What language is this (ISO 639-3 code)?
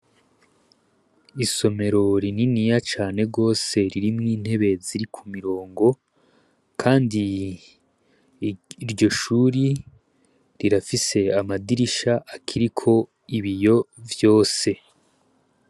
run